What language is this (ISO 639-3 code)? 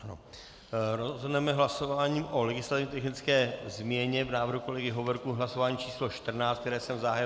ces